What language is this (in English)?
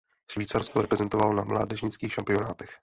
Czech